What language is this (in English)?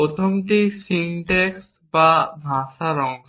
Bangla